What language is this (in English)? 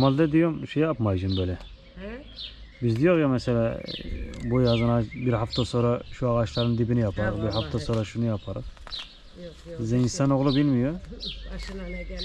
Turkish